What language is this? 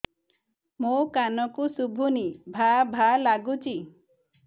Odia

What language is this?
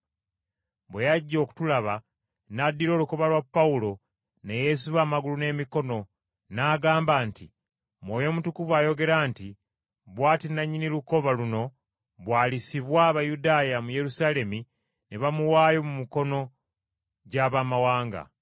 Ganda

